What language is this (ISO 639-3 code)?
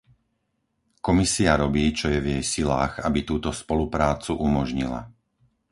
slk